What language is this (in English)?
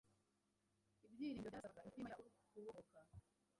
Kinyarwanda